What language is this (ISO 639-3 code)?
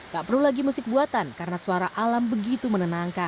ind